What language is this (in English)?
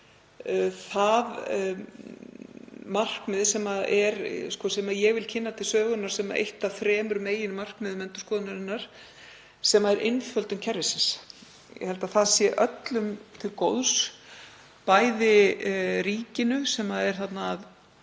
Icelandic